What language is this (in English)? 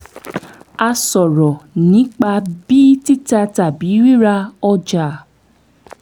Yoruba